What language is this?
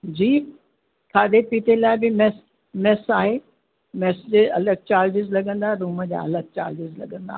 Sindhi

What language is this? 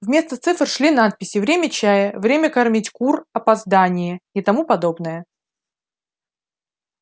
Russian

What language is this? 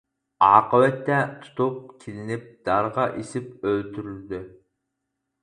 Uyghur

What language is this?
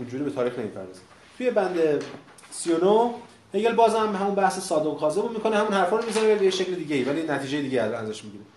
Persian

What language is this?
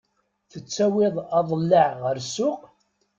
Kabyle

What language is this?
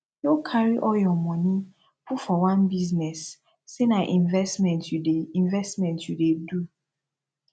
Nigerian Pidgin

